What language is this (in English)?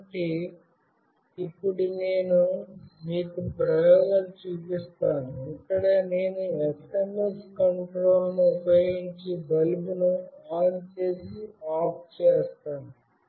Telugu